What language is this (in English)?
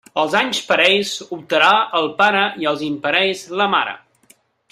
Catalan